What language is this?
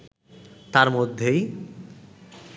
Bangla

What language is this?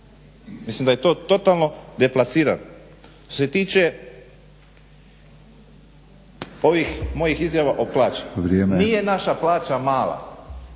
Croatian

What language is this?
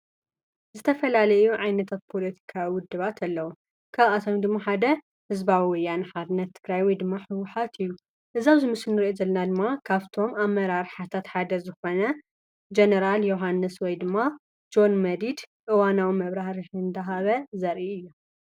Tigrinya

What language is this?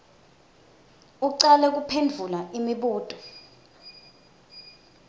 Swati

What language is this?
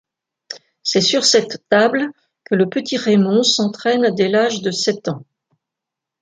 French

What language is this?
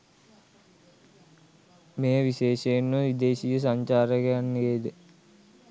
Sinhala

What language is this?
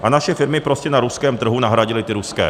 Czech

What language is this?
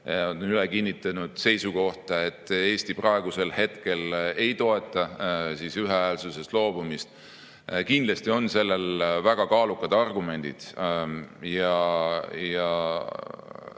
Estonian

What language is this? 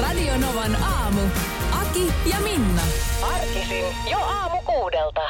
Finnish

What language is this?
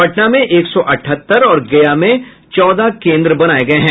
Hindi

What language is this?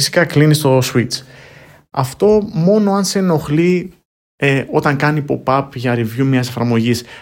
Greek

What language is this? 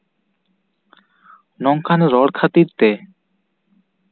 Santali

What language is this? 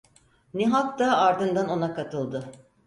Turkish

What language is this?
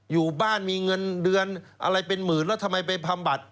Thai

